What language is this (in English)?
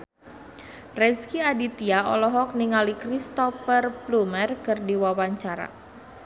Sundanese